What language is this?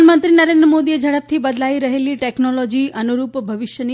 Gujarati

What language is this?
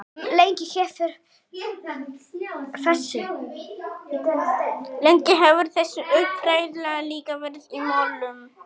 Icelandic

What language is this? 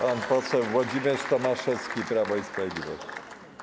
Polish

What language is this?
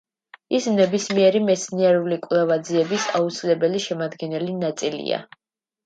Georgian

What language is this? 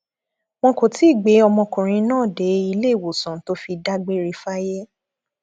Yoruba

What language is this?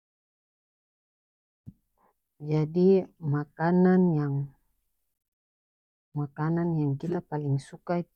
North Moluccan Malay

